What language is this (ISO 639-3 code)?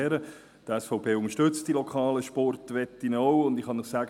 gsw